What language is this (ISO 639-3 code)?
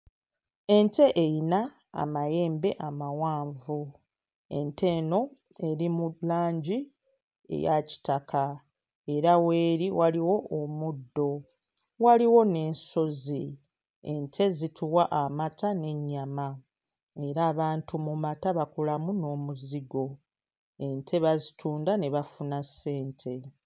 lug